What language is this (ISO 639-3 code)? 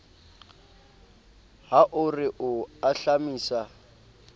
sot